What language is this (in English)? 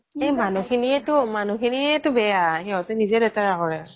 Assamese